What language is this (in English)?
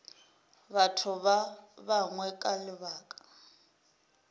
Northern Sotho